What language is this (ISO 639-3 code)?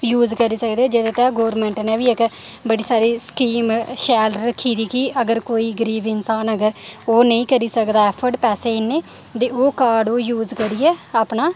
doi